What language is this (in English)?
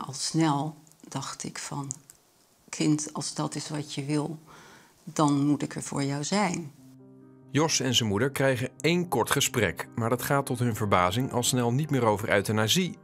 Dutch